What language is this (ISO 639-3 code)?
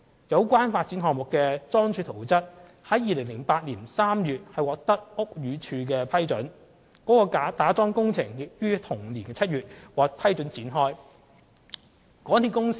yue